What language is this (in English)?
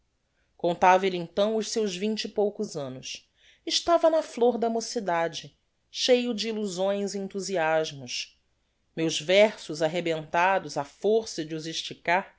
Portuguese